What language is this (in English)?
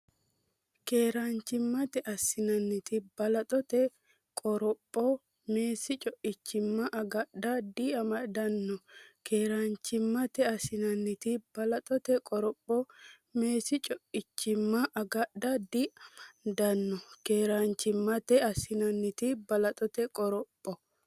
Sidamo